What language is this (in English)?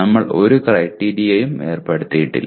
Malayalam